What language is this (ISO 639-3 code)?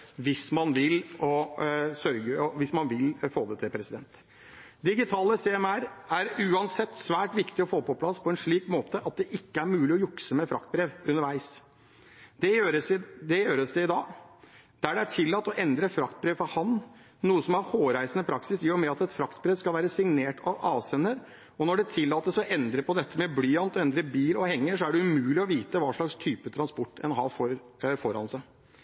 nob